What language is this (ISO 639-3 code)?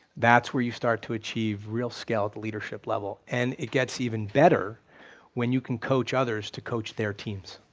eng